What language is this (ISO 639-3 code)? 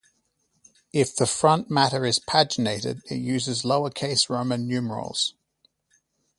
eng